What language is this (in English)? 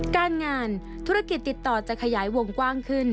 Thai